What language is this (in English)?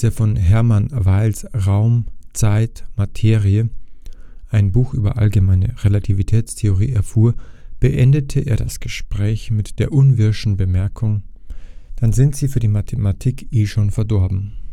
German